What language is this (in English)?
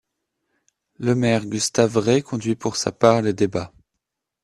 French